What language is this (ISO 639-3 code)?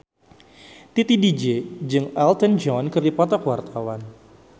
sun